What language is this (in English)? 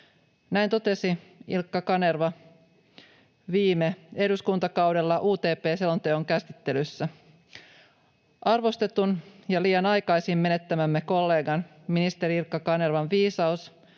Finnish